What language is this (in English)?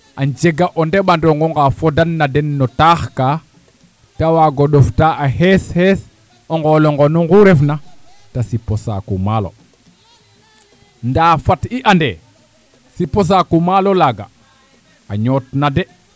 Serer